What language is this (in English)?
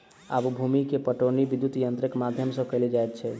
Maithili